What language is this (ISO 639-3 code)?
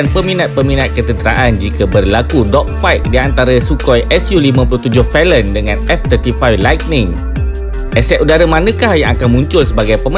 msa